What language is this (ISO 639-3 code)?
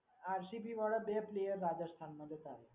guj